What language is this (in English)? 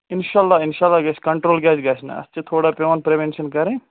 Kashmiri